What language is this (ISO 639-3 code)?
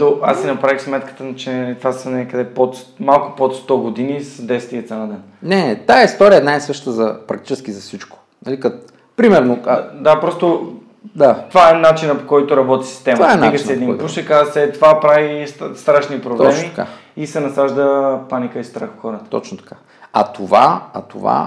bul